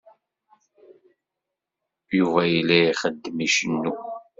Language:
Kabyle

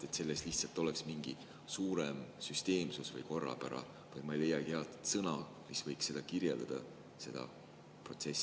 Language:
Estonian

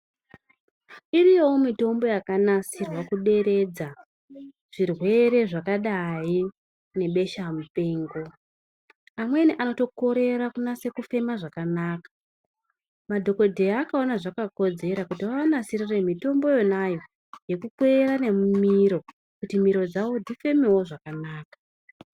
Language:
Ndau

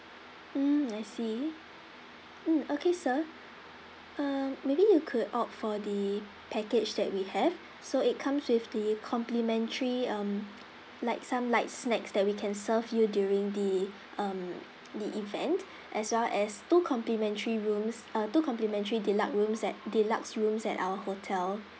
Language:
English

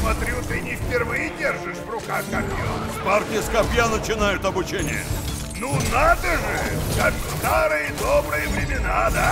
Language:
Russian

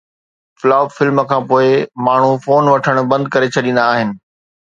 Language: Sindhi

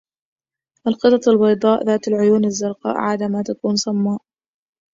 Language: Arabic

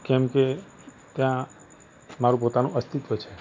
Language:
Gujarati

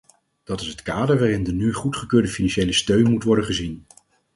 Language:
Dutch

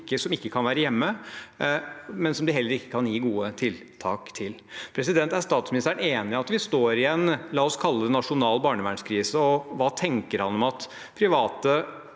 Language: Norwegian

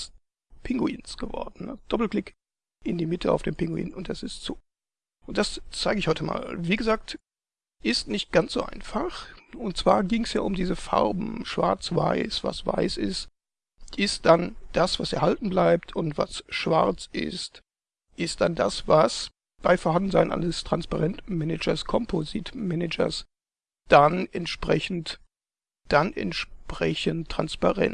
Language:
German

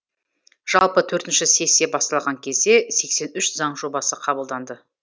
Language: Kazakh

